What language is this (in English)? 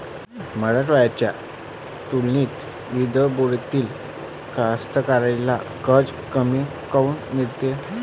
Marathi